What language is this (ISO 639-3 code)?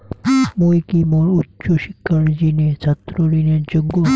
ben